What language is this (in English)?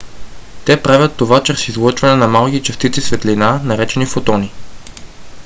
Bulgarian